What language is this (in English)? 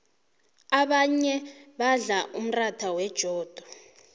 South Ndebele